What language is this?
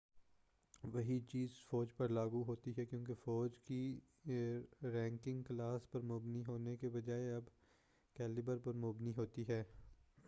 Urdu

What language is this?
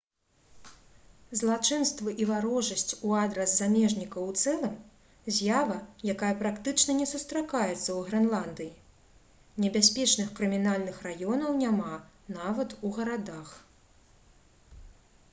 Belarusian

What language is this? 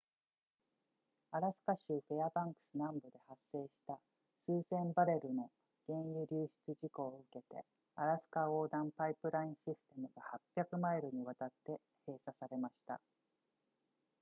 Japanese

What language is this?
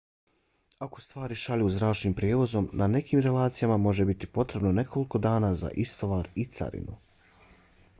Bosnian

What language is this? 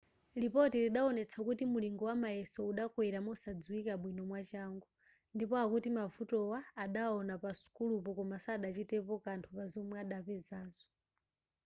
Nyanja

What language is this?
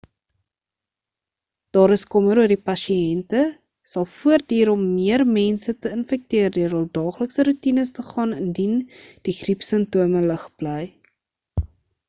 Afrikaans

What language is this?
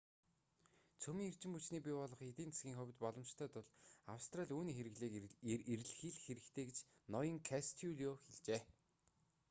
Mongolian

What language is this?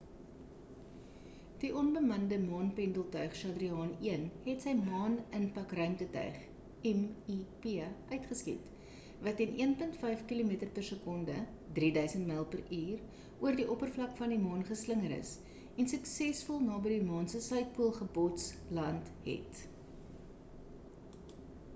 Afrikaans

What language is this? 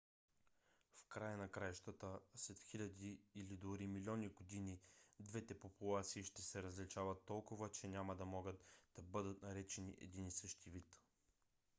Bulgarian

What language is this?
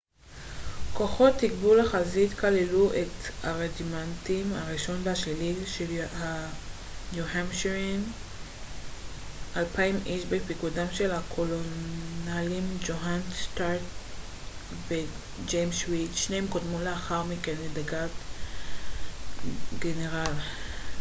Hebrew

